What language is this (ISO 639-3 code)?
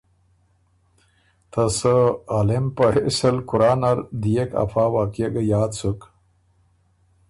oru